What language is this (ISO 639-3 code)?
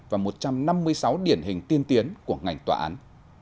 vie